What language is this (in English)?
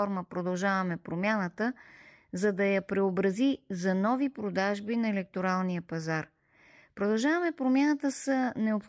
Bulgarian